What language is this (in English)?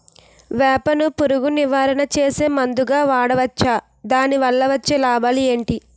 Telugu